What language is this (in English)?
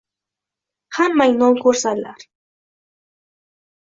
Uzbek